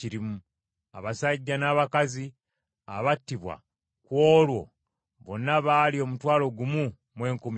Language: Ganda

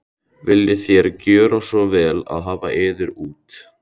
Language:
Icelandic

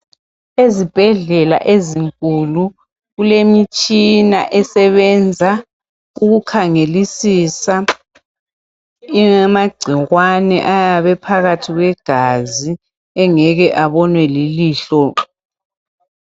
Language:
North Ndebele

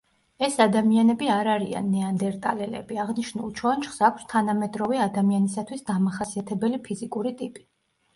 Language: Georgian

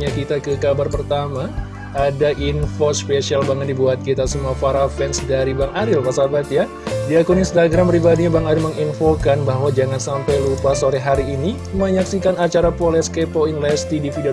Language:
Indonesian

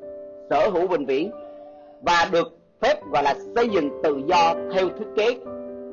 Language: Vietnamese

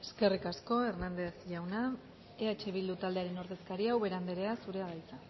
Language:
Basque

